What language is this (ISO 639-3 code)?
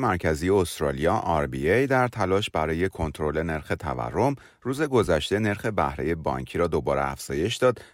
fas